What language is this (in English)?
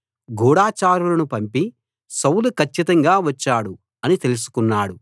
Telugu